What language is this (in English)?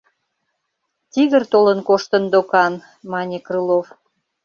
Mari